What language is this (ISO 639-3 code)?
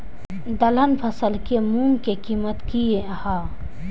mai